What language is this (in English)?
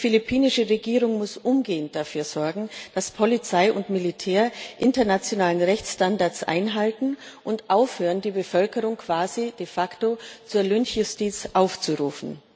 German